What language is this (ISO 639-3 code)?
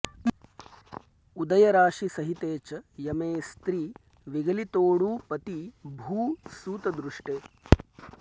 san